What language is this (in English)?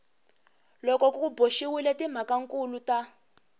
Tsonga